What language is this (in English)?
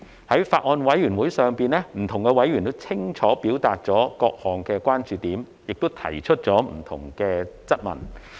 Cantonese